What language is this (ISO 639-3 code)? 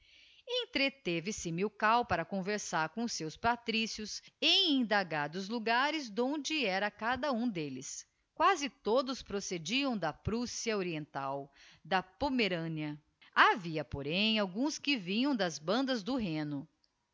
por